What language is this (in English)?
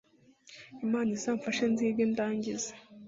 Kinyarwanda